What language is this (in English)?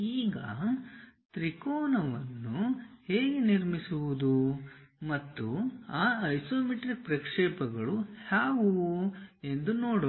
Kannada